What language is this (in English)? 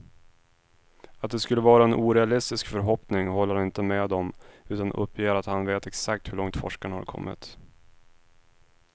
Swedish